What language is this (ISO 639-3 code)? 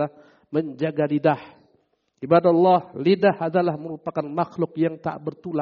ind